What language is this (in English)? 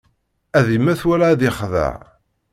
Kabyle